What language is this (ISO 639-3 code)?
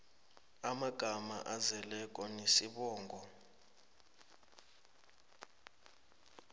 nbl